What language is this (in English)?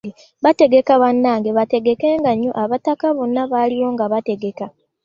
Ganda